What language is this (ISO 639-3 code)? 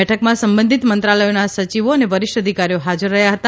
guj